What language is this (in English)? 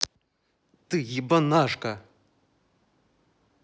Russian